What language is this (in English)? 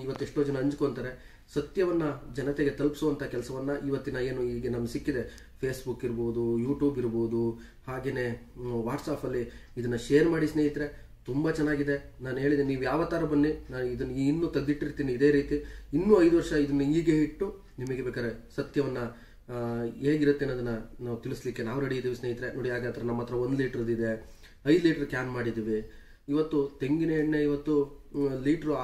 Kannada